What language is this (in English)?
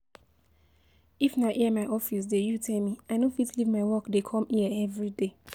Nigerian Pidgin